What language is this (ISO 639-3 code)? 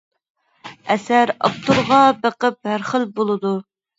uig